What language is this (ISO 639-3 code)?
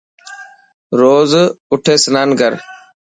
mki